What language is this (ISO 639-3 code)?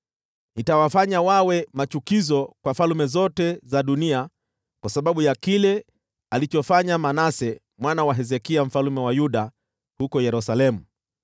swa